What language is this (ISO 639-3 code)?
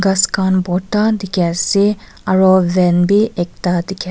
nag